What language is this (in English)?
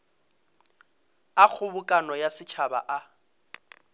Northern Sotho